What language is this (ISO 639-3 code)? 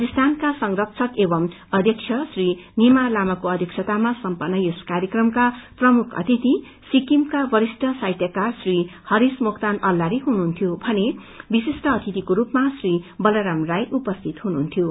nep